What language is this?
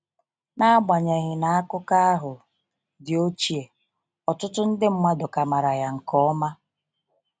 Igbo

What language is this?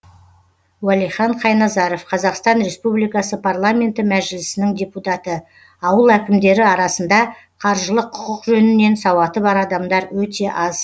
Kazakh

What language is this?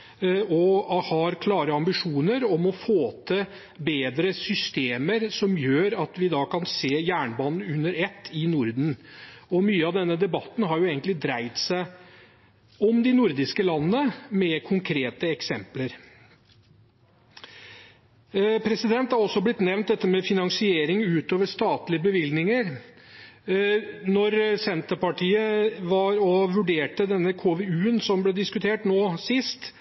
Norwegian Bokmål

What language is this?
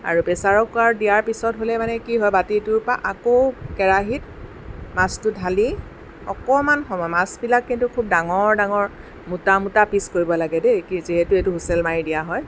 Assamese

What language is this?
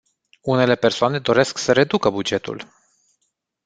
Romanian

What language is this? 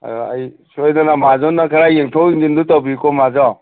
Manipuri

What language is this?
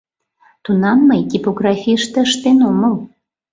Mari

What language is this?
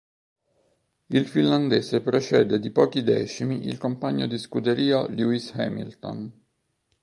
Italian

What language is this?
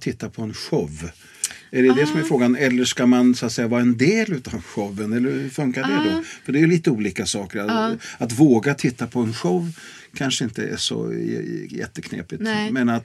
Swedish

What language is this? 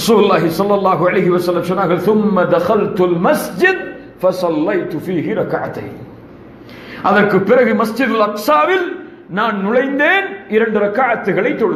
Arabic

